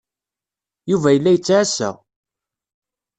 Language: Kabyle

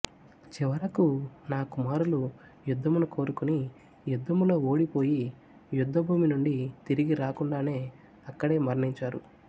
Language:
Telugu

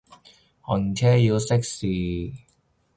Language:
Cantonese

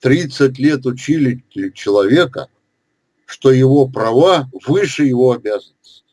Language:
Russian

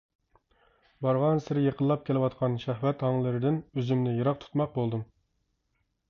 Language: Uyghur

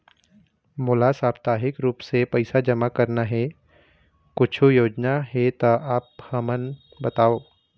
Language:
Chhattisgarhi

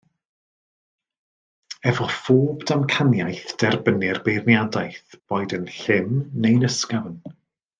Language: Welsh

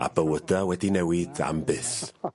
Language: Welsh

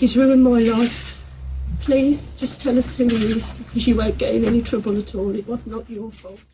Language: Swedish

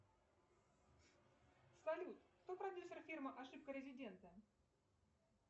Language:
Russian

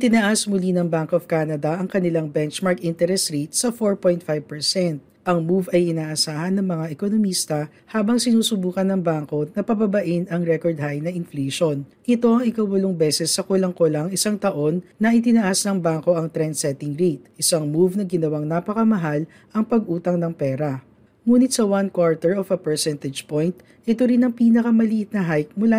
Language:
Filipino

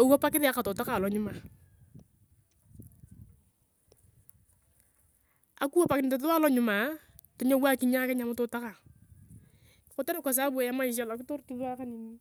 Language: Turkana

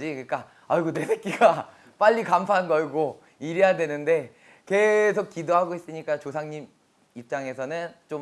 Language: Korean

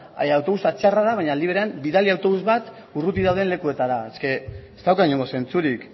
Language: Basque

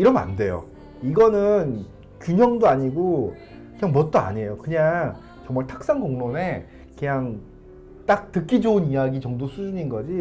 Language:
Korean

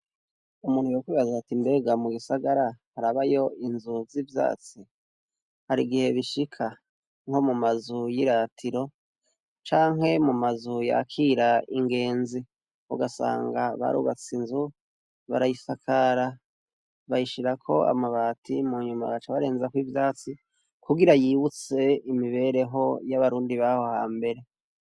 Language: Rundi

